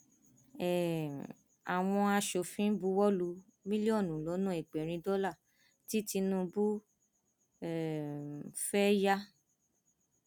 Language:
Yoruba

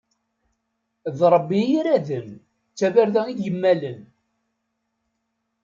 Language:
Kabyle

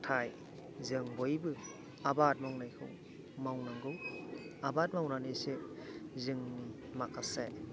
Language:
Bodo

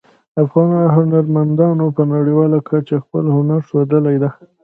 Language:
Pashto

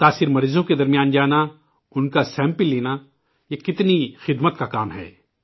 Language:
Urdu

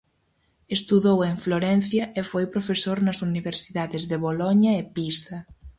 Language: Galician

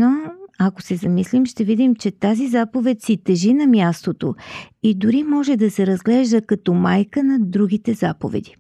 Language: Bulgarian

